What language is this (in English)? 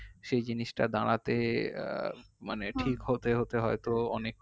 Bangla